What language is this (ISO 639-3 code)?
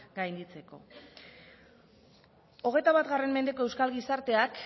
eus